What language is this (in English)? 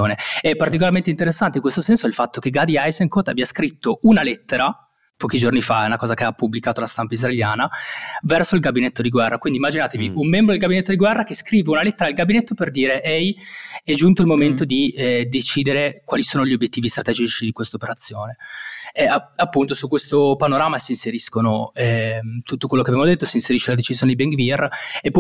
Italian